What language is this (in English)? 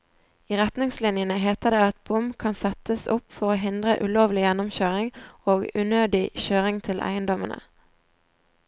Norwegian